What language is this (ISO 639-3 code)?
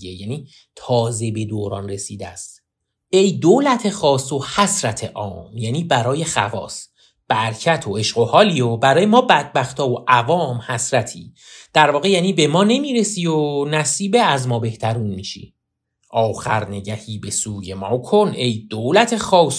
fas